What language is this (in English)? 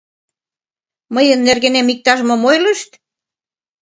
Mari